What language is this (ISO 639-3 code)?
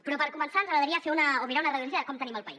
cat